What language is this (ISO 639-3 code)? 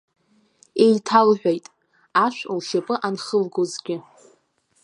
abk